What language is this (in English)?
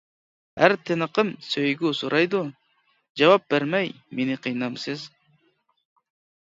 Uyghur